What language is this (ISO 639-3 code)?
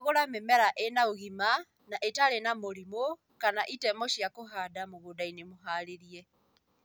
kik